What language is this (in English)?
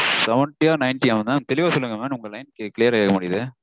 Tamil